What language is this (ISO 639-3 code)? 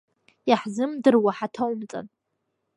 abk